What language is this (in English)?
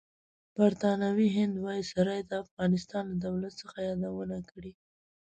Pashto